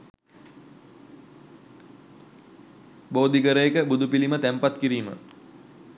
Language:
Sinhala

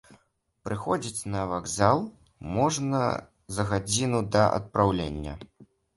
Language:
Belarusian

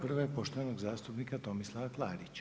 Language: Croatian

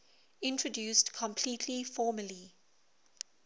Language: English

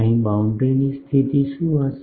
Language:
Gujarati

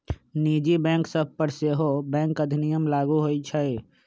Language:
Magahi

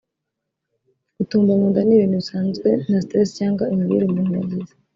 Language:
Kinyarwanda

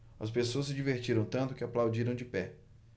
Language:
Portuguese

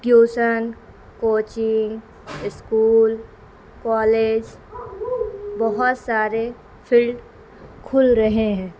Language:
Urdu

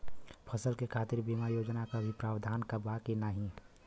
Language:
Bhojpuri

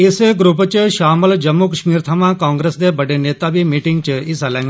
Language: Dogri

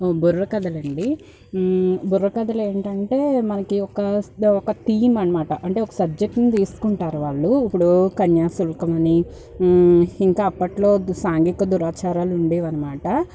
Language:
Telugu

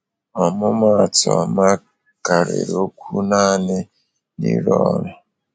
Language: Igbo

